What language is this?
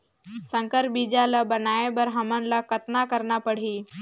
Chhattisgarhi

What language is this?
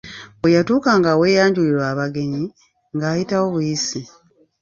Ganda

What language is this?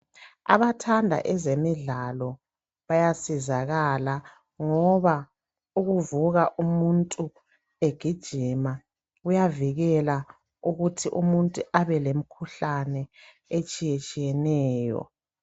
North Ndebele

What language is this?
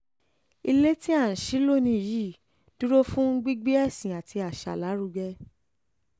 Yoruba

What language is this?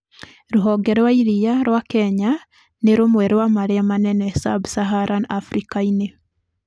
Kikuyu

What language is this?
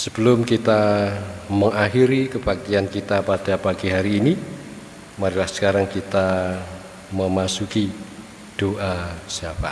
Indonesian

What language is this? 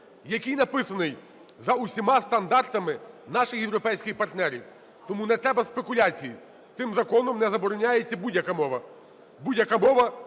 Ukrainian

